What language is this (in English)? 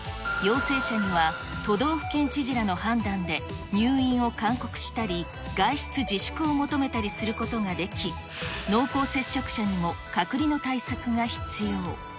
Japanese